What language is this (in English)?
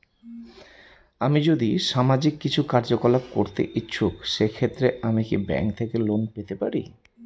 Bangla